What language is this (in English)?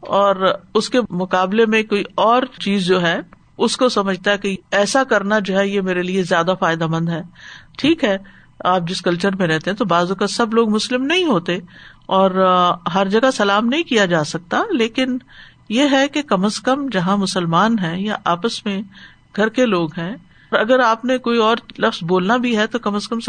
Urdu